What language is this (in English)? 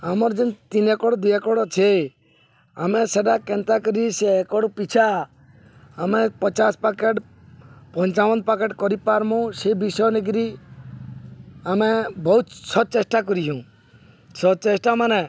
Odia